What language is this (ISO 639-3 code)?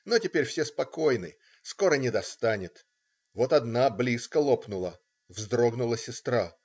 rus